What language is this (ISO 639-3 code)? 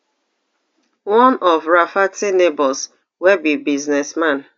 pcm